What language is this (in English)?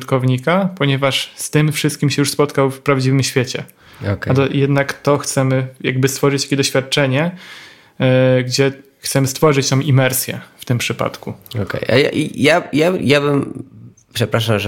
Polish